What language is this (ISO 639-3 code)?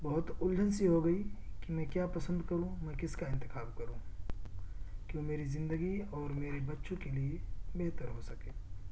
urd